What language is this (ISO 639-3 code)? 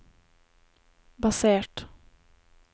nor